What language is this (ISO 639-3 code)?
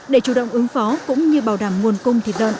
vie